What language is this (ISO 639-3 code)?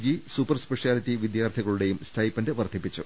mal